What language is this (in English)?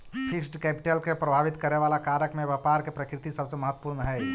Magahi